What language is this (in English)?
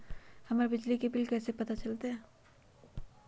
Magahi